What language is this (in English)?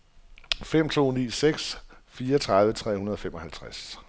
Danish